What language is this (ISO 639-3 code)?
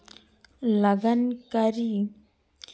sat